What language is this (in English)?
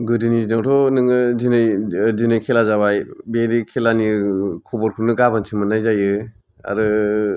Bodo